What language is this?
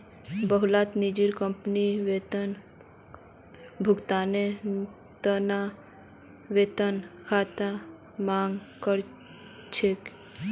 Magahi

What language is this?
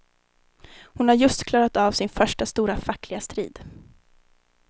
Swedish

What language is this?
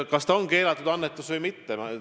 Estonian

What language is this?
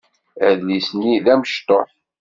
Kabyle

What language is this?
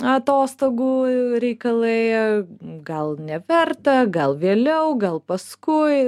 Lithuanian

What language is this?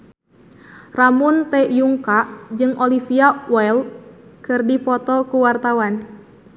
Sundanese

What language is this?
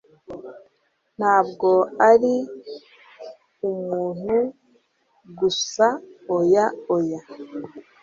Kinyarwanda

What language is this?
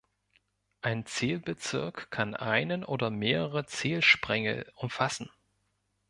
German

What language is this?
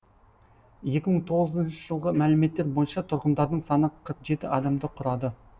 Kazakh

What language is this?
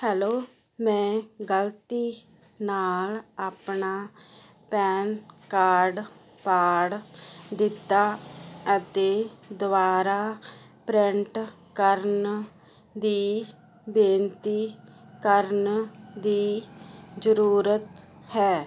Punjabi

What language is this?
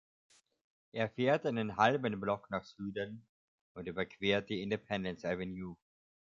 German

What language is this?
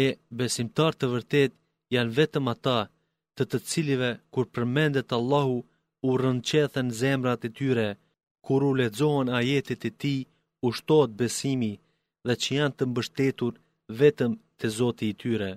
Greek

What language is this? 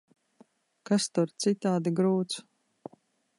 Latvian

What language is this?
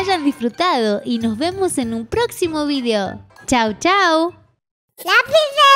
Spanish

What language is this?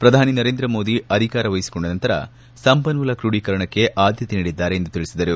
Kannada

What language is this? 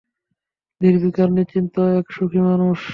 Bangla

